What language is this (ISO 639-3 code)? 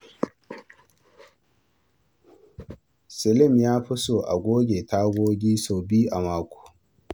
hau